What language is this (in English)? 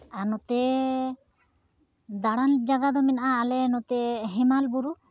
Santali